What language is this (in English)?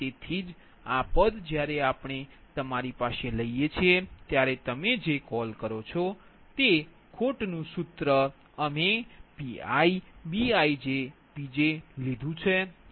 Gujarati